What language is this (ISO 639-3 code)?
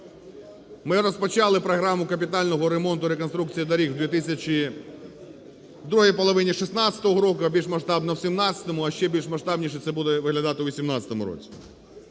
ukr